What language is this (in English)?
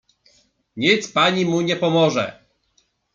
Polish